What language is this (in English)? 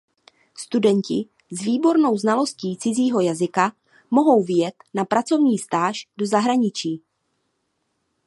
Czech